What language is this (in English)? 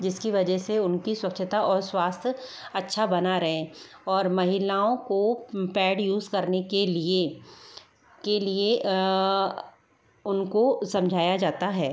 Hindi